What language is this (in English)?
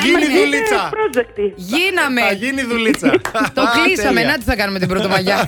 Greek